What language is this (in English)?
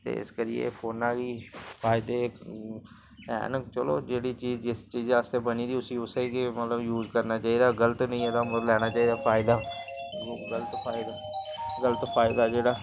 Dogri